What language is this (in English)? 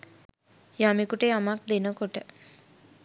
Sinhala